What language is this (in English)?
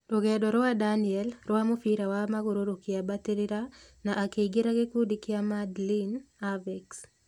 Kikuyu